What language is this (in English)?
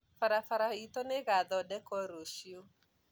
Kikuyu